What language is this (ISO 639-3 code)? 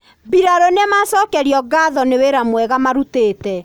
kik